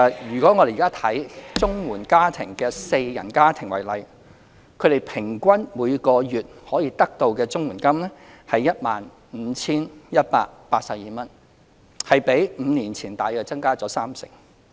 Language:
Cantonese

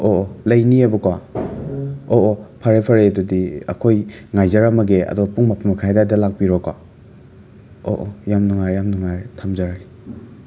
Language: Manipuri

